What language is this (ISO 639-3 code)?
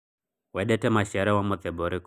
kik